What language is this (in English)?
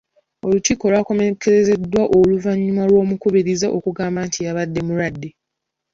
Ganda